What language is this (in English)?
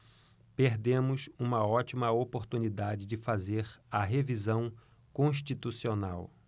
Portuguese